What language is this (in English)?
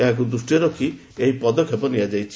Odia